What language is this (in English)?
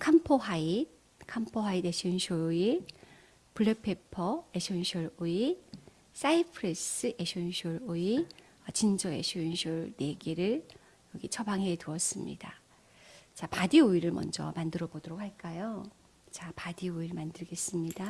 Korean